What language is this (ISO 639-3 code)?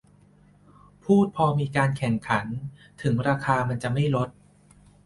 tha